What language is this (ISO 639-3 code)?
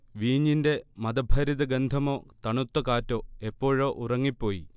mal